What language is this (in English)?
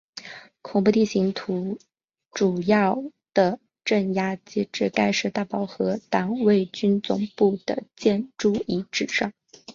Chinese